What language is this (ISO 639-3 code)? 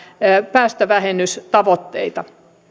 fin